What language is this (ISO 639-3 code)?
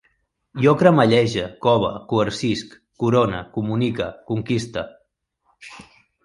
cat